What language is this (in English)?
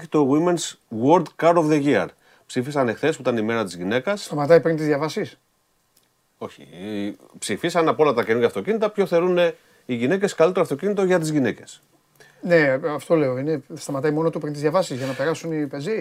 Greek